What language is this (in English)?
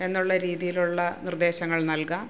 Malayalam